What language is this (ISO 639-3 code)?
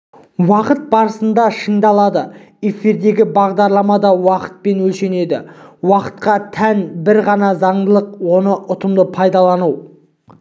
kaz